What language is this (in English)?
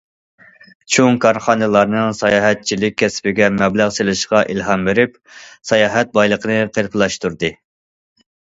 Uyghur